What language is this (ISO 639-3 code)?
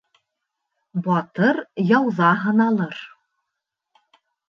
bak